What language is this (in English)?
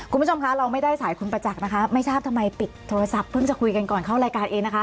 Thai